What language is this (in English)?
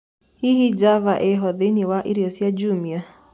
Kikuyu